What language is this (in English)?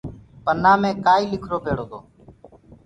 Gurgula